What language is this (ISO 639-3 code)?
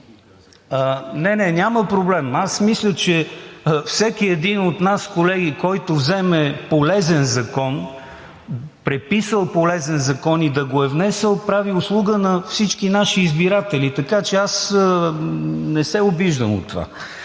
bul